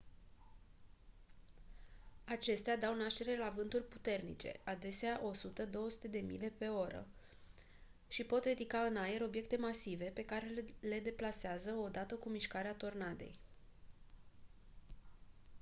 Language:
Romanian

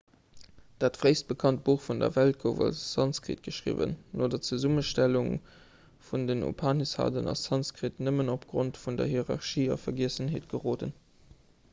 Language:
Luxembourgish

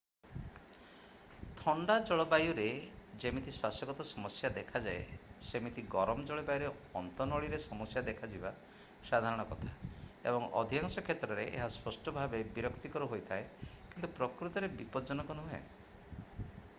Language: Odia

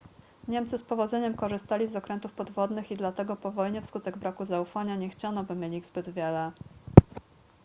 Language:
Polish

